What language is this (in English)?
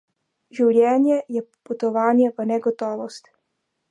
Slovenian